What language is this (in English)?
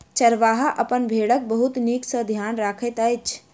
Maithili